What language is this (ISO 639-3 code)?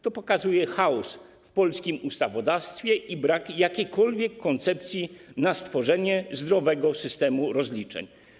pol